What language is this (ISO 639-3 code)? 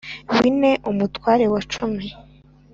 kin